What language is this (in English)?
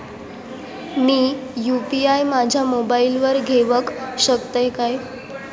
Marathi